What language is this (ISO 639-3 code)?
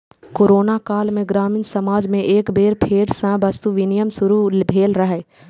mai